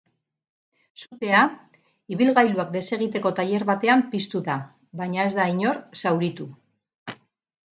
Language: Basque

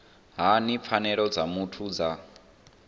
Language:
Venda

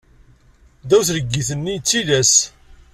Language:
Kabyle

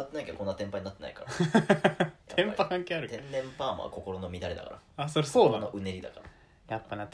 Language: Japanese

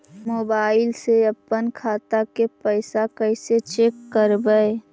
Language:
Magahi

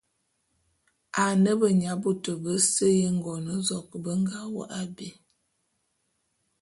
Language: Bulu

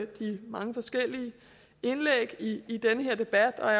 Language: Danish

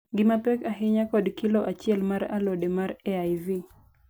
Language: Luo (Kenya and Tanzania)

